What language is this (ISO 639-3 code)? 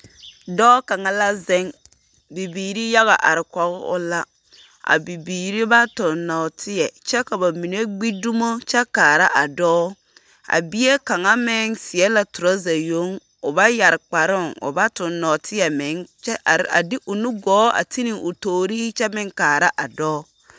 dga